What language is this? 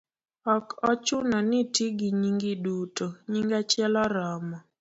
Luo (Kenya and Tanzania)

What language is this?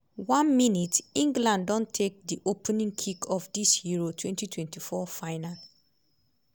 Nigerian Pidgin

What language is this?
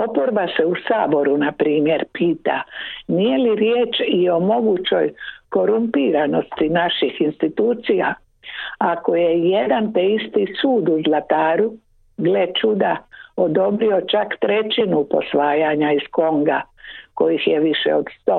Croatian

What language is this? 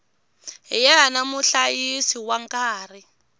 Tsonga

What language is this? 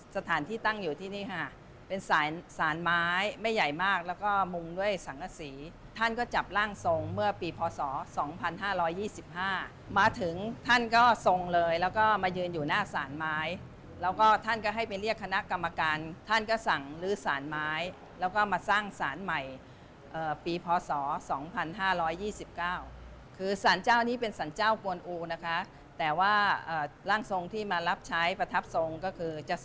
Thai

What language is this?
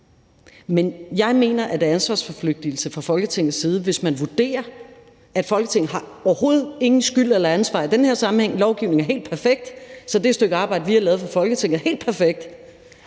Danish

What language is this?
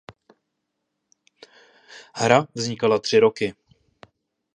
Czech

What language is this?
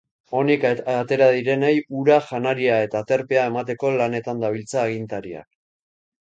Basque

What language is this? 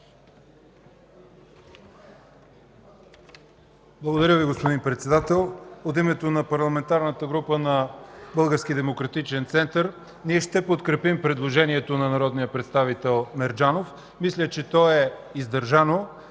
Bulgarian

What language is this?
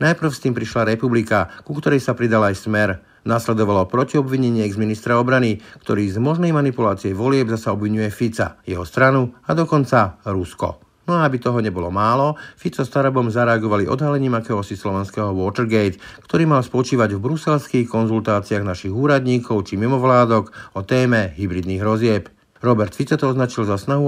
Slovak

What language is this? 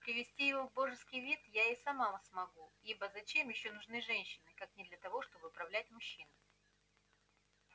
Russian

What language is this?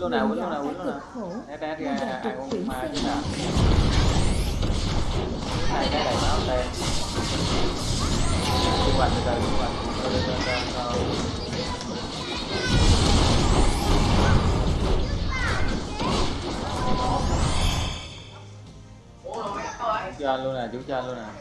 Vietnamese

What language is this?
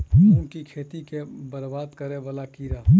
Maithili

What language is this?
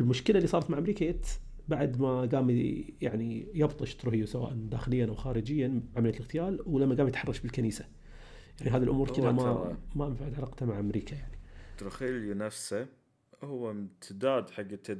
Arabic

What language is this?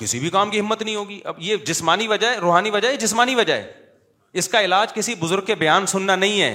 Urdu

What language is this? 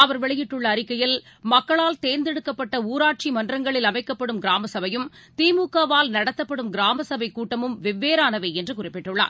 Tamil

